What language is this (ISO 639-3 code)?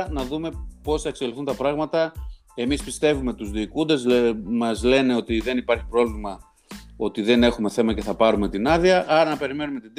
ell